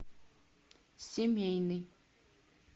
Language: Russian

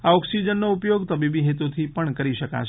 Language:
Gujarati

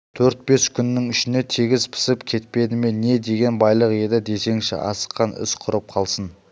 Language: Kazakh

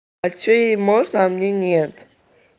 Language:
Russian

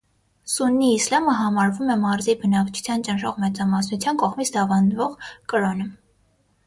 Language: Armenian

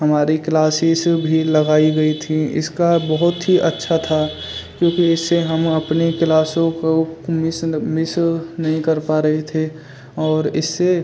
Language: Hindi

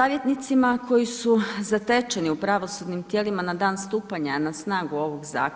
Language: Croatian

